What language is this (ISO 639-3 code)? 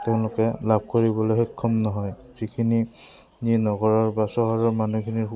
asm